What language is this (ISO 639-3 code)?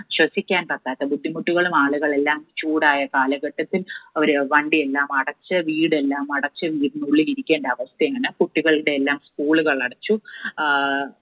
mal